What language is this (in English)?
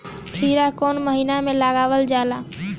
Bhojpuri